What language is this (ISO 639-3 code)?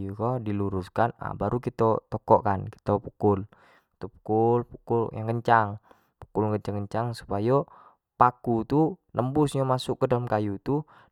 jax